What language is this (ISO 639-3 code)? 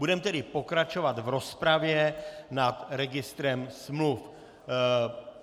ces